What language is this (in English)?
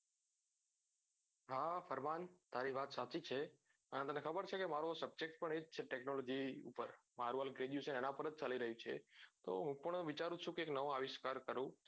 Gujarati